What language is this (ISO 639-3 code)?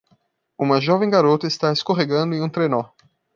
por